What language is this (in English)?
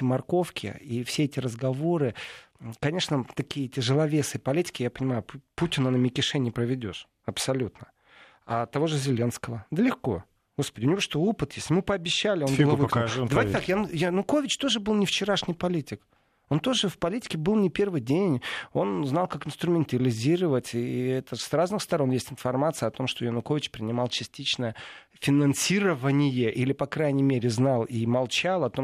Russian